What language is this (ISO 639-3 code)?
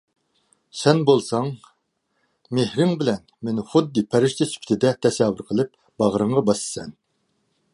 uig